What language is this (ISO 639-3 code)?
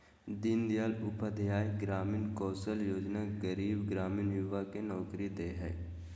mag